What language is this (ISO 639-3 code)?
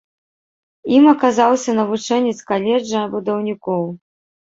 bel